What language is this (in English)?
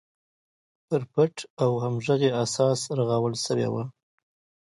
Pashto